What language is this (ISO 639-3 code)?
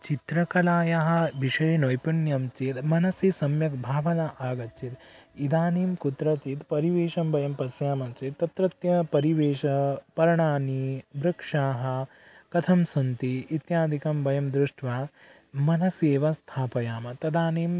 san